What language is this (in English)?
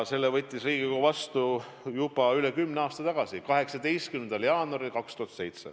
Estonian